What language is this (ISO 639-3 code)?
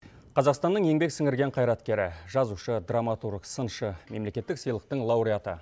kaz